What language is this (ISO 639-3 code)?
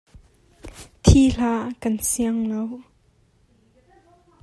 cnh